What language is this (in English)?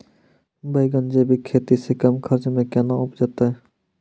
Maithili